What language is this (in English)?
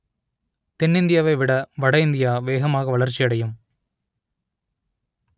Tamil